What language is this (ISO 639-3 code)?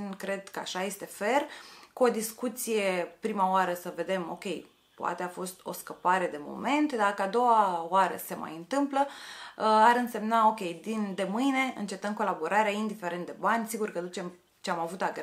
ron